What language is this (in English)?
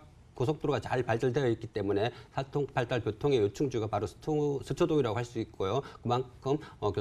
Korean